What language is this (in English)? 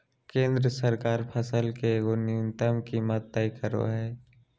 Magahi